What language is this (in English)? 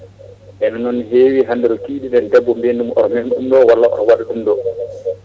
Fula